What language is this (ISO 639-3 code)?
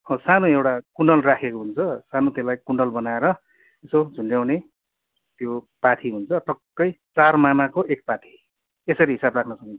nep